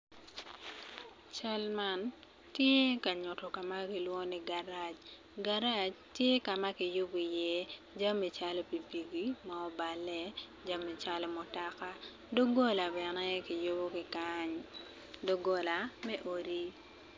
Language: Acoli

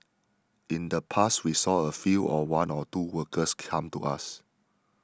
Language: English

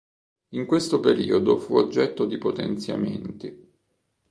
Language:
Italian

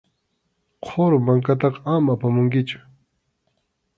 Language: Arequipa-La Unión Quechua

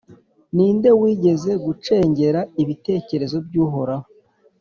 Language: Kinyarwanda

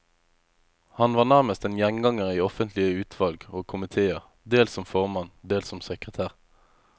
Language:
Norwegian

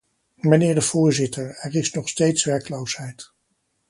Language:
Dutch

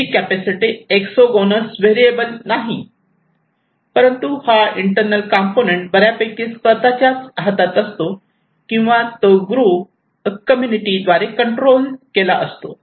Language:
Marathi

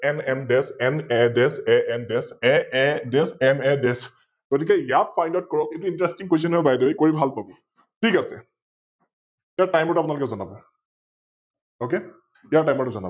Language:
Assamese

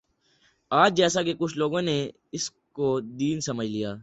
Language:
Urdu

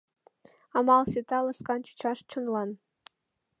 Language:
Mari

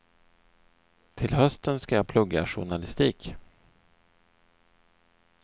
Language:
Swedish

